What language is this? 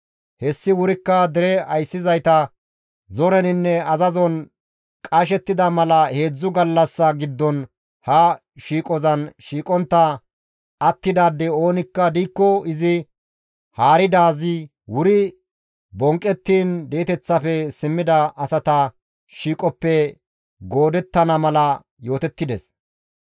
Gamo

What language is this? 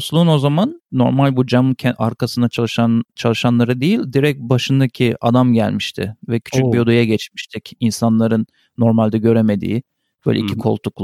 Turkish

